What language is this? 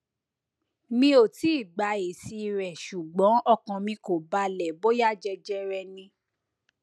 Yoruba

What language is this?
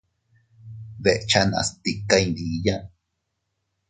Teutila Cuicatec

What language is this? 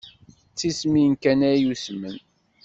Kabyle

